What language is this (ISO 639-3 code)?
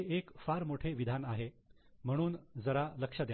mar